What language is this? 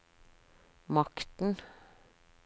Norwegian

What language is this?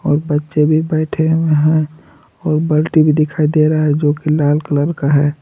Hindi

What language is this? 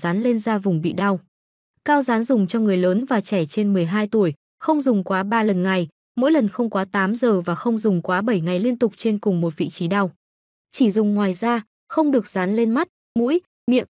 Vietnamese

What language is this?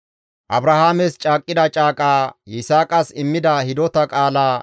Gamo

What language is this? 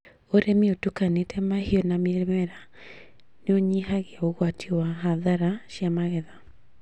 Kikuyu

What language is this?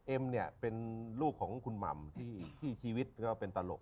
Thai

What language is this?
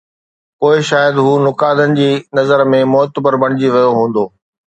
Sindhi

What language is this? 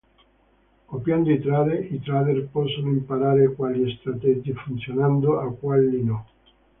Italian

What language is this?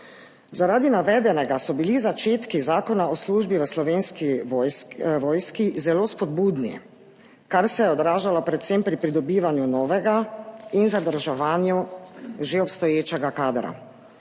Slovenian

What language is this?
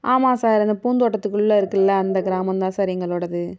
Tamil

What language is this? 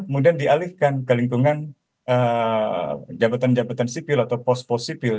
Indonesian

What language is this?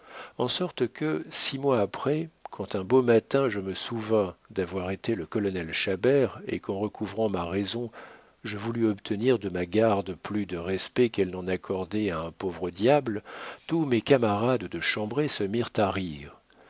French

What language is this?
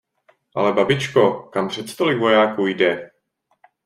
Czech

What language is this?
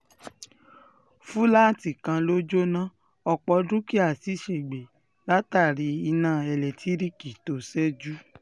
Yoruba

